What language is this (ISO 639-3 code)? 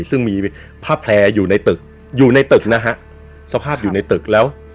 tha